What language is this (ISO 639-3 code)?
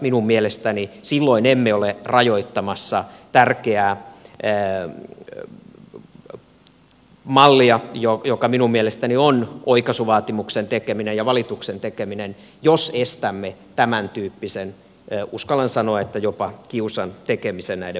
fin